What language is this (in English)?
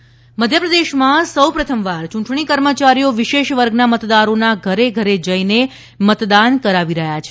Gujarati